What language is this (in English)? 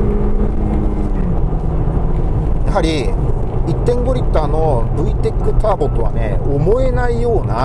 Japanese